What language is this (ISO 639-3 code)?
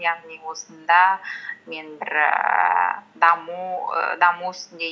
kaz